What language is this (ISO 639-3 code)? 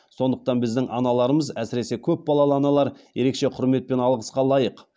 kaz